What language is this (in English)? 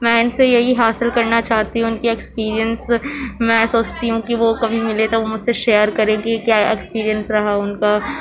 Urdu